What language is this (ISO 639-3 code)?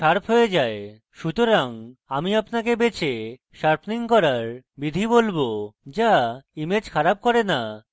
ben